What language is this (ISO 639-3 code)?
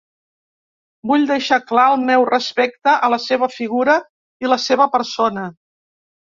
cat